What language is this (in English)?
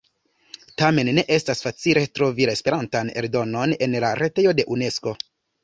Esperanto